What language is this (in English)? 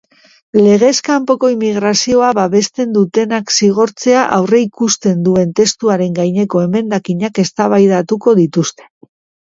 Basque